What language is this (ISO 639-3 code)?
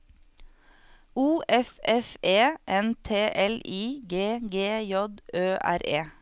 nor